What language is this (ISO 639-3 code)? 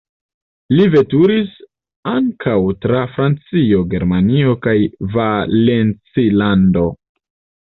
epo